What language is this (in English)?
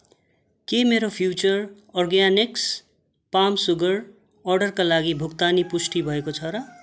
Nepali